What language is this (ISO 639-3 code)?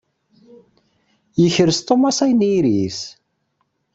kab